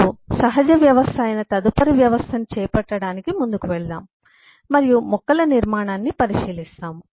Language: Telugu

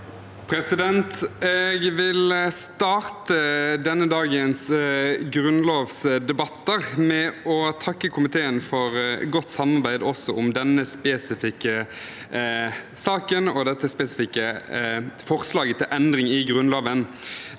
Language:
Norwegian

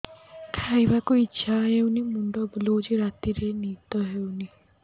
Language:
Odia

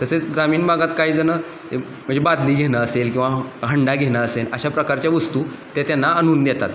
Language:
Marathi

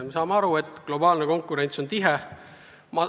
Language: Estonian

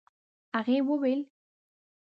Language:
Pashto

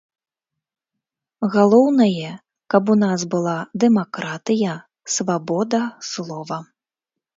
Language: Belarusian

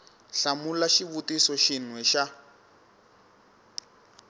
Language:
Tsonga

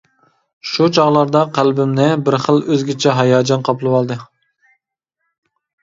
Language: Uyghur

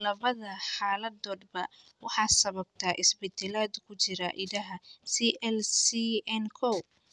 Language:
Somali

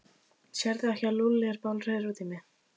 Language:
Icelandic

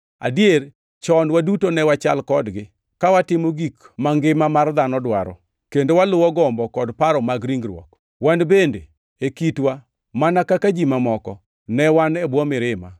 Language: Luo (Kenya and Tanzania)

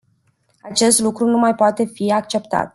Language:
Romanian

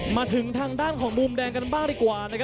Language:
Thai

